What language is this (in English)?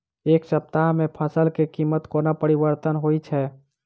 Maithili